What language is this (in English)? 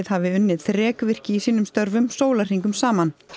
Icelandic